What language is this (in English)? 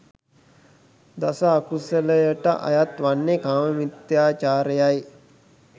Sinhala